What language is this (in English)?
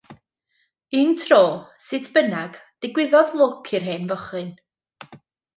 Welsh